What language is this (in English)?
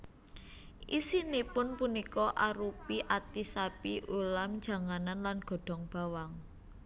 Javanese